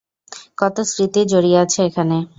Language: Bangla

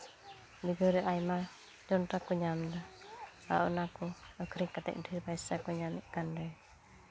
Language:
Santali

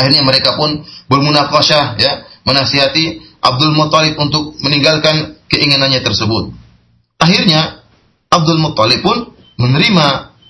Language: Malay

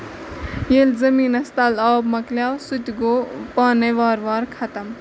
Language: Kashmiri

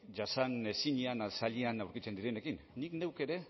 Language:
Basque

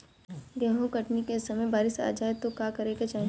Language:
Bhojpuri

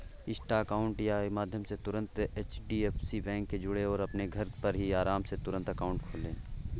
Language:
Hindi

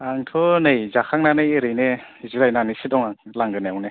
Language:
Bodo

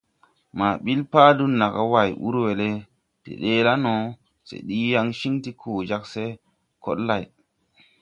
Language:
Tupuri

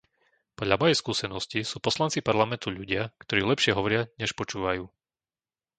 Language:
Slovak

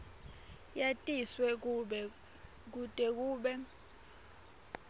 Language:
Swati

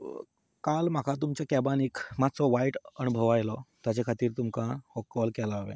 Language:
Konkani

